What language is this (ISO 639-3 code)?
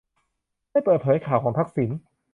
tha